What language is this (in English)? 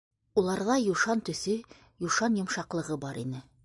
Bashkir